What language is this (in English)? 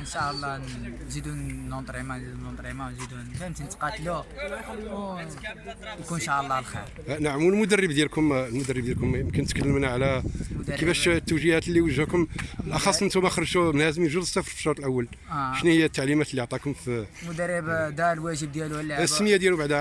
Arabic